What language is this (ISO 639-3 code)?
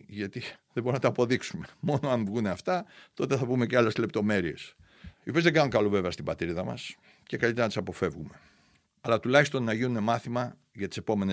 ell